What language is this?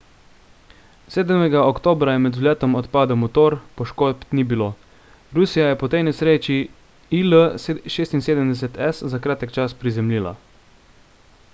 Slovenian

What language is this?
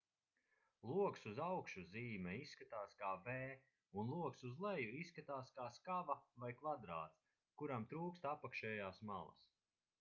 Latvian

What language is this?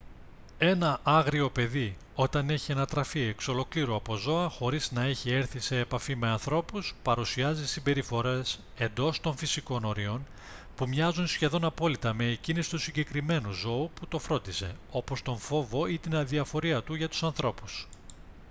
Greek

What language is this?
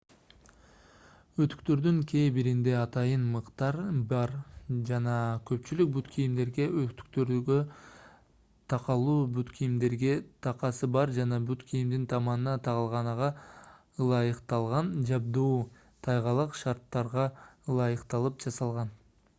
Kyrgyz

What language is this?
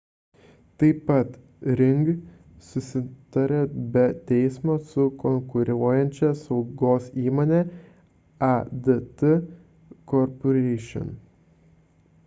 Lithuanian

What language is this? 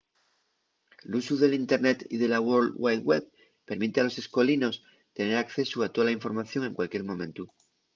Asturian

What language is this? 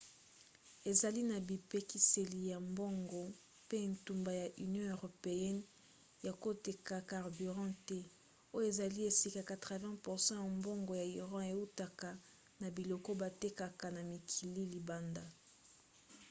Lingala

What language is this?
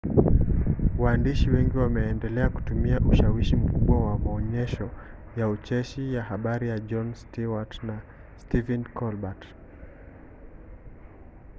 Swahili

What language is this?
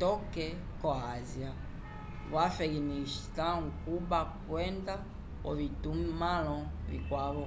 Umbundu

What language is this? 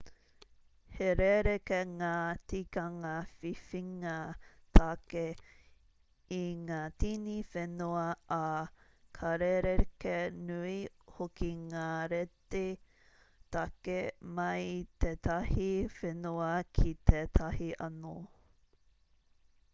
Māori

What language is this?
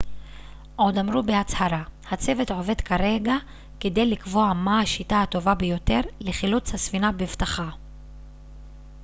Hebrew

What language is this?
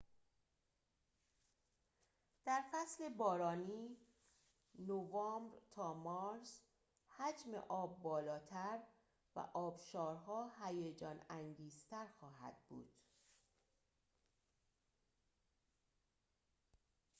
Persian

